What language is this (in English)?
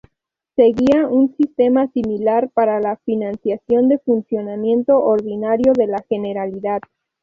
Spanish